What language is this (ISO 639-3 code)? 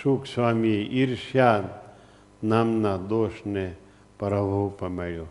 guj